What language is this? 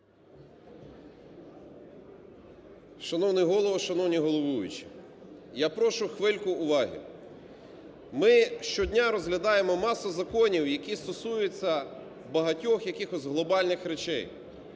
Ukrainian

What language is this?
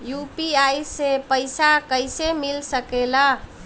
Bhojpuri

